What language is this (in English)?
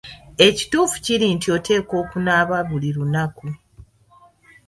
Ganda